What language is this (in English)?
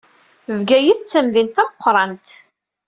Kabyle